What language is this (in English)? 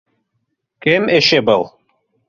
Bashkir